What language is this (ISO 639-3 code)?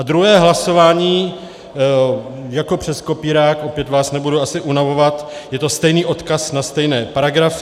ces